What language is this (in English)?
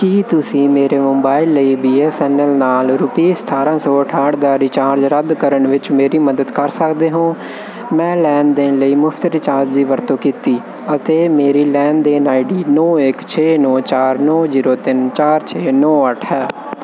Punjabi